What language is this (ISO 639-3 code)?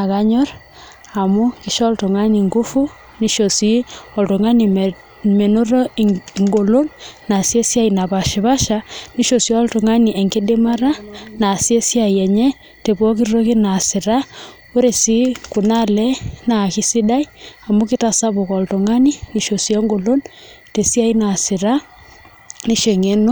mas